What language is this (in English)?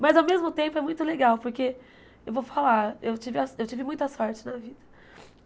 Portuguese